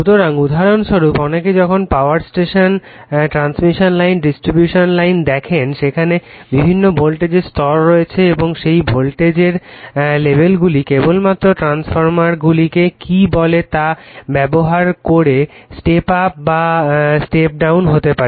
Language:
Bangla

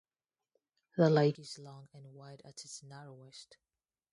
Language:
English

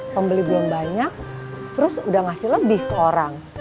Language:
Indonesian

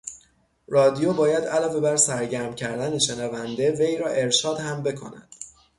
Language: Persian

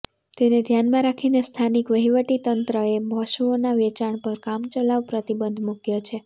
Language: Gujarati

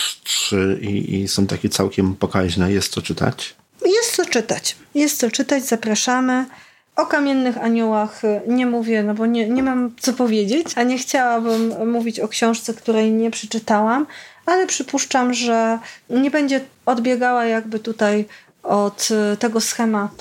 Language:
Polish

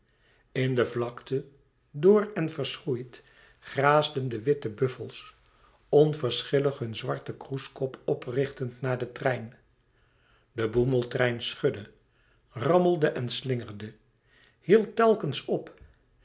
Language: Dutch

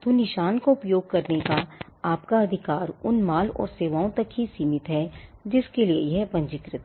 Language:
Hindi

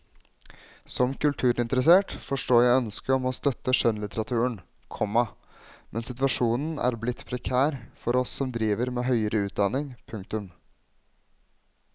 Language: Norwegian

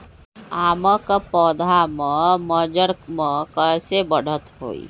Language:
Magahi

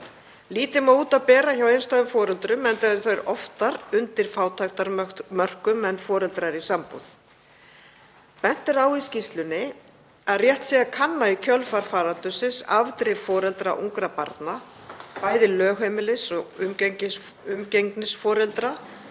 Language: Icelandic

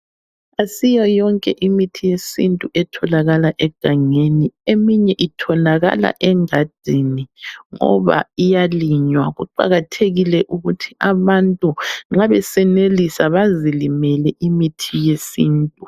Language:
North Ndebele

